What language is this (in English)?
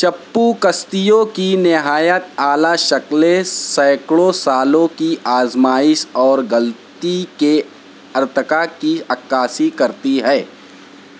Urdu